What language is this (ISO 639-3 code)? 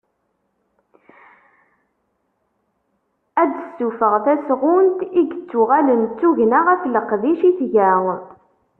kab